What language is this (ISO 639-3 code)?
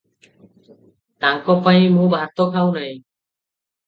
ori